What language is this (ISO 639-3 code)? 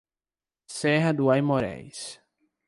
por